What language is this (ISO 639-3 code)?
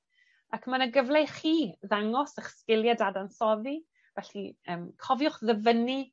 cym